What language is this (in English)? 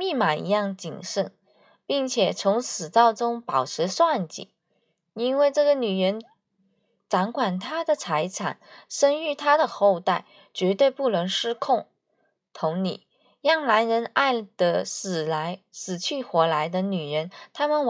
Chinese